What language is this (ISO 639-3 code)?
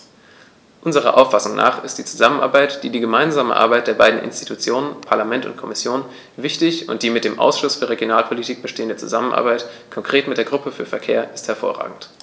deu